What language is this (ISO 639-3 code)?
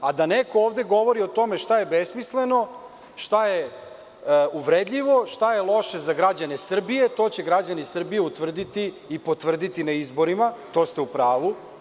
srp